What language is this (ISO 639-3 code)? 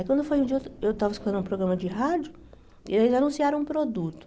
por